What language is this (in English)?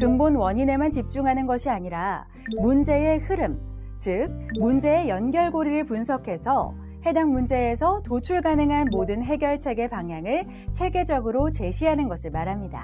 Korean